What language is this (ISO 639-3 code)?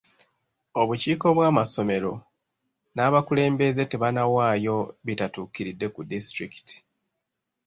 lug